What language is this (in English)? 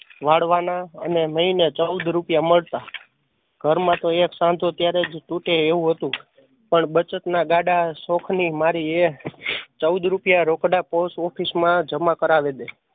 Gujarati